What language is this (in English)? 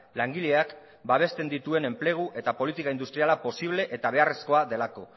Basque